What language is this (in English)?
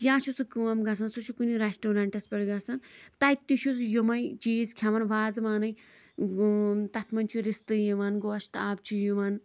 Kashmiri